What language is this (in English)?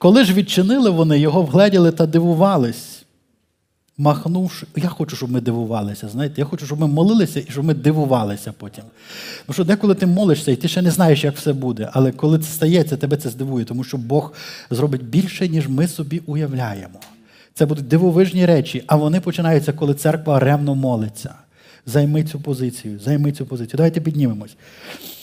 Ukrainian